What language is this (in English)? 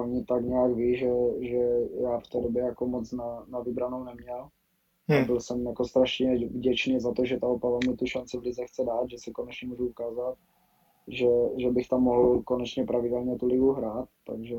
Czech